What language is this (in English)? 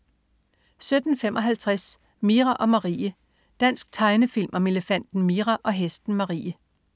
Danish